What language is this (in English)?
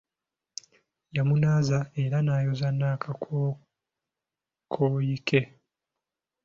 Ganda